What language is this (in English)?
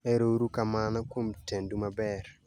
Luo (Kenya and Tanzania)